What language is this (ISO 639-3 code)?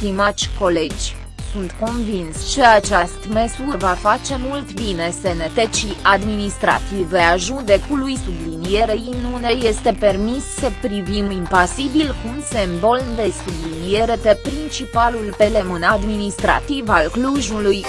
ron